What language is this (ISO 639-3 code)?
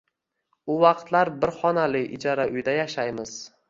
uzb